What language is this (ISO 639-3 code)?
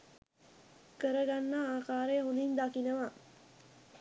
sin